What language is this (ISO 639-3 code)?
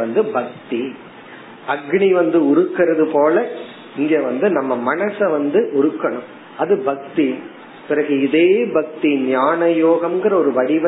tam